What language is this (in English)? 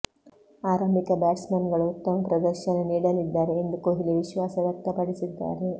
Kannada